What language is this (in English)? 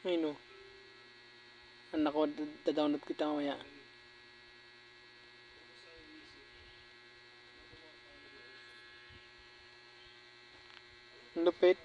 Filipino